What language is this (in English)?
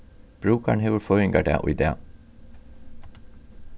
Faroese